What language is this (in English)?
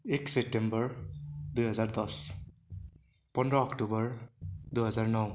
Nepali